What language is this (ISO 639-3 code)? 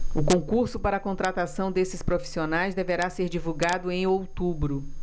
por